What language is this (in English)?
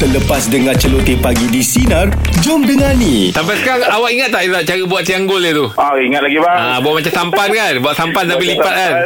Malay